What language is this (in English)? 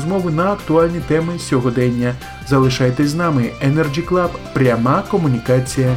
Ukrainian